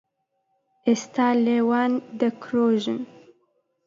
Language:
Central Kurdish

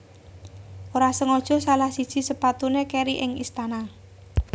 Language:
Javanese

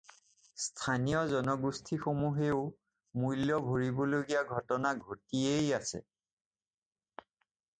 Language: Assamese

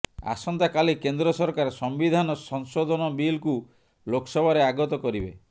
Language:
Odia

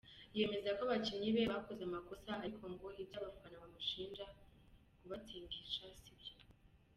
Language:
Kinyarwanda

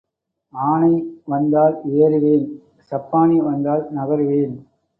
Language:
Tamil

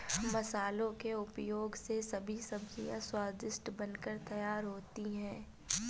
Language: Hindi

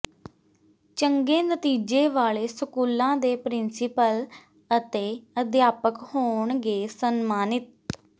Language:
Punjabi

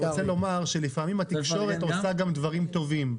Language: Hebrew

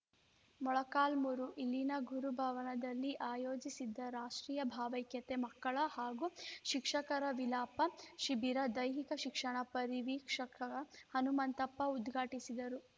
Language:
Kannada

